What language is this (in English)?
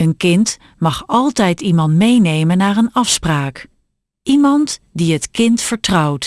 Dutch